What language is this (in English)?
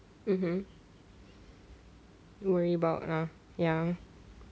English